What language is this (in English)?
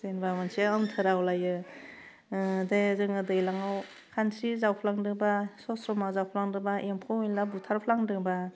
Bodo